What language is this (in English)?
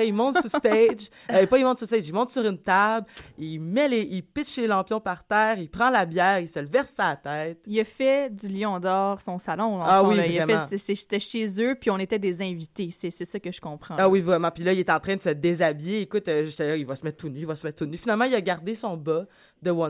French